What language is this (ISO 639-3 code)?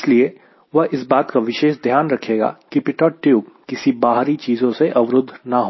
hin